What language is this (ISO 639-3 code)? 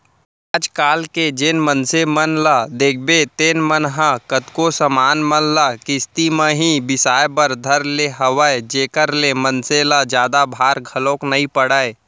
hne